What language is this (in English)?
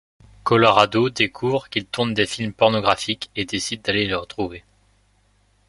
French